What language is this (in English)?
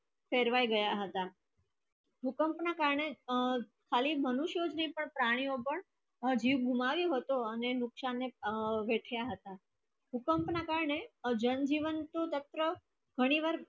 Gujarati